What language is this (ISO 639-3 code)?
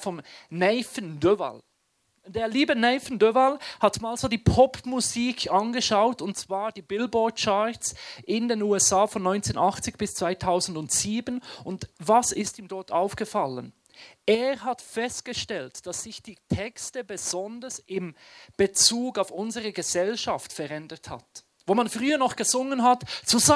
deu